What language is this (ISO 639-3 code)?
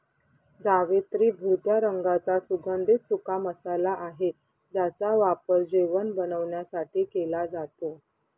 mar